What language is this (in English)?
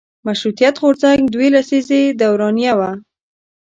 Pashto